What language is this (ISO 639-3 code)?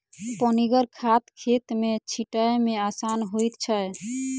mai